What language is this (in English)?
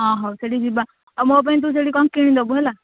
Odia